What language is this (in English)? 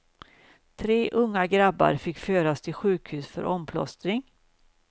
Swedish